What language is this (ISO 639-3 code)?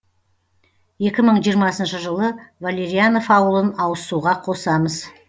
kaz